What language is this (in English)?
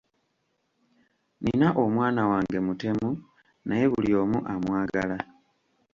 Ganda